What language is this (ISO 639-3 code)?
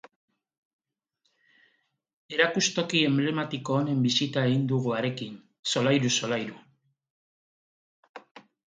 eus